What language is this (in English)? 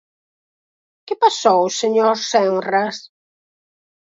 Galician